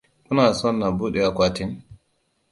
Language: Hausa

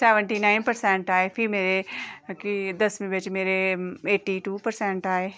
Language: Dogri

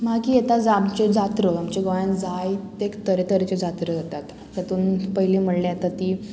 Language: Konkani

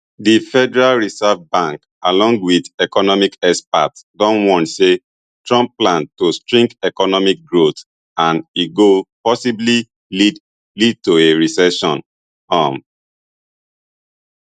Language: Nigerian Pidgin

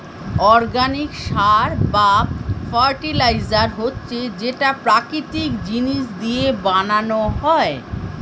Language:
Bangla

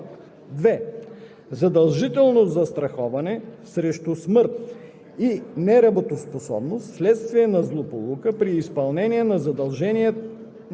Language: Bulgarian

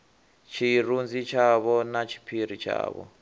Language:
Venda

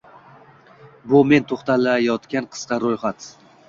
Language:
Uzbek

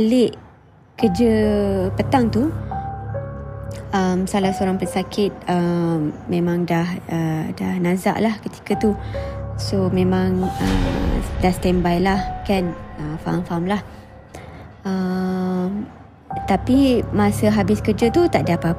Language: Malay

